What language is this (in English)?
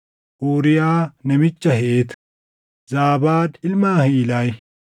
Oromo